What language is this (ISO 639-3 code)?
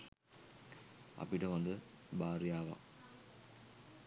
sin